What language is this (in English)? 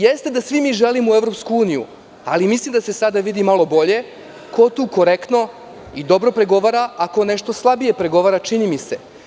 Serbian